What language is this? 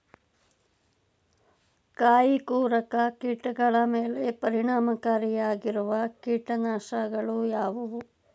Kannada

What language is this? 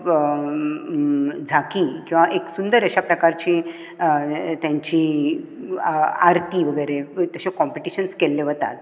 Konkani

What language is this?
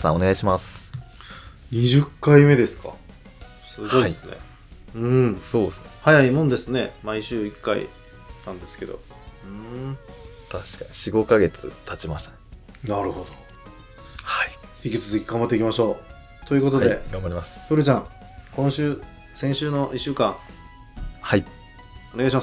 Japanese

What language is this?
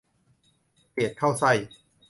Thai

